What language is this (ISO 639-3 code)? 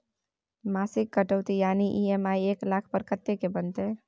mai